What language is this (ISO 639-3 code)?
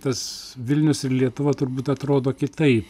lit